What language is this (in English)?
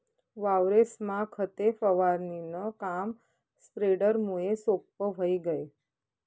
Marathi